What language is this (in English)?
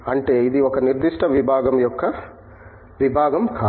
Telugu